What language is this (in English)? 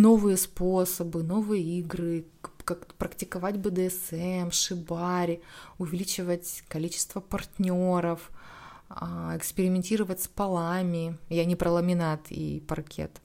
Russian